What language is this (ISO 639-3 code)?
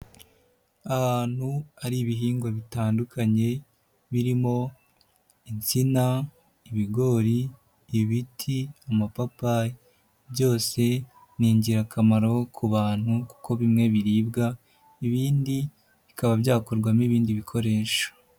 kin